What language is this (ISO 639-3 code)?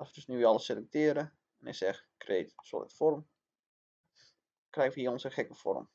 nld